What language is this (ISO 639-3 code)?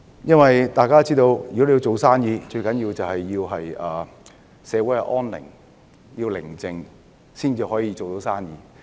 yue